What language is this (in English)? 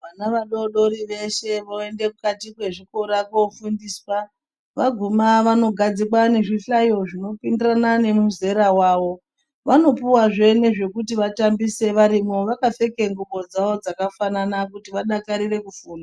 Ndau